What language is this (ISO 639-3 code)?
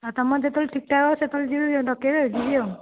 ori